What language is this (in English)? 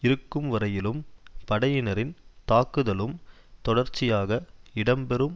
Tamil